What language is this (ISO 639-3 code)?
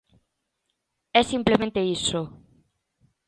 glg